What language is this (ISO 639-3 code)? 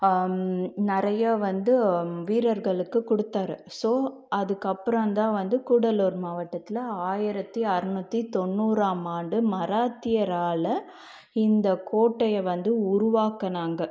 tam